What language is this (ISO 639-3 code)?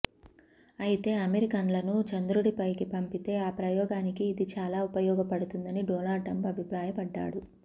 tel